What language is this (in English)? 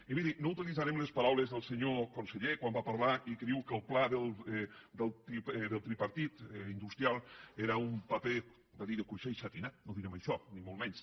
Catalan